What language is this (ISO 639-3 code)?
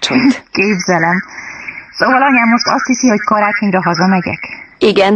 hun